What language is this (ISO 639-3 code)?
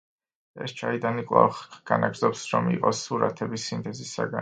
kat